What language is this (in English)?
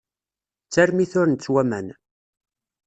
Kabyle